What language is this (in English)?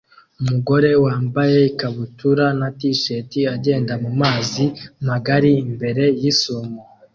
Kinyarwanda